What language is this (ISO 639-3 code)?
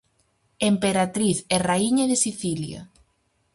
glg